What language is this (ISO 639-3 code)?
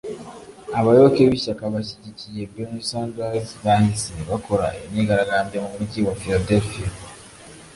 kin